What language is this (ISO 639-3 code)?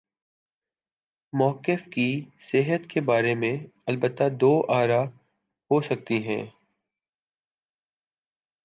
urd